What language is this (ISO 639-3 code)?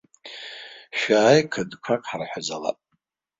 abk